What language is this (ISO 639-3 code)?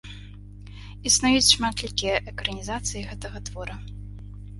bel